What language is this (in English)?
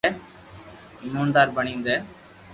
Loarki